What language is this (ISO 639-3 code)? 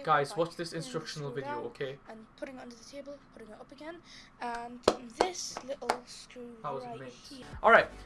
eng